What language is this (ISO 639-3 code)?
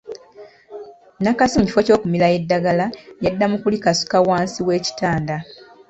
lug